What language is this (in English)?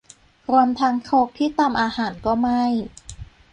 Thai